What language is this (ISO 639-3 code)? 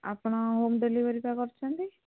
ori